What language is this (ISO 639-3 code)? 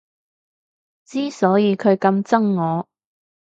yue